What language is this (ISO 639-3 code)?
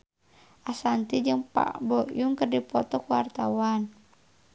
sun